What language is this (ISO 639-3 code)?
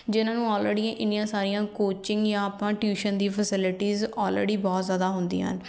pan